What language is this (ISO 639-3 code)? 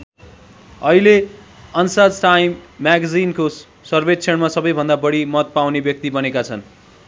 nep